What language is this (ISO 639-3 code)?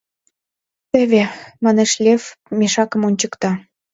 chm